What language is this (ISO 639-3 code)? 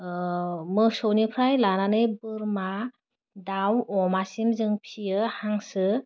brx